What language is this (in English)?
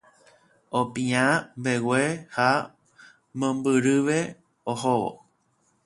Guarani